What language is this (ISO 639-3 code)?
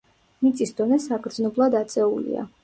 kat